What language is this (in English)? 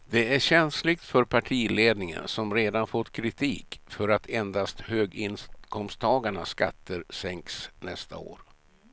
Swedish